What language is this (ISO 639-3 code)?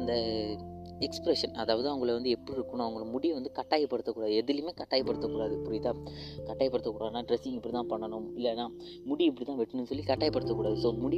mal